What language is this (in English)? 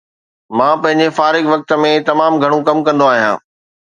Sindhi